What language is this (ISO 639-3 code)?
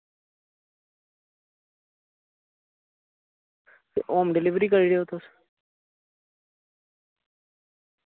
doi